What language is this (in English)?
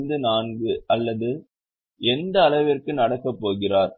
Tamil